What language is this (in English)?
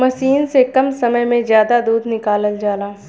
Bhojpuri